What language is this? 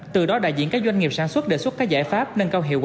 Vietnamese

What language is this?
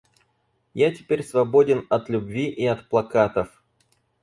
Russian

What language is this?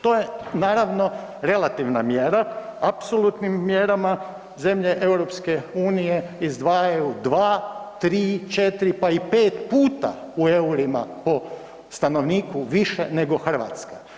Croatian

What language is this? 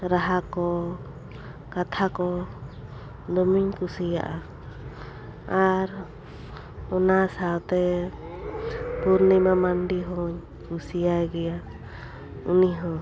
Santali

